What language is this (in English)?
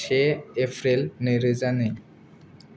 Bodo